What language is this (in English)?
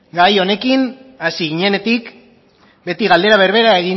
Basque